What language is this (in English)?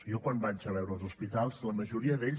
Catalan